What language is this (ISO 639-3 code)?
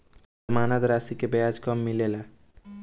bho